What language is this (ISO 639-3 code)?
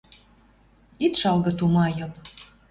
mrj